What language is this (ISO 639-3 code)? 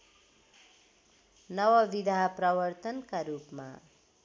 nep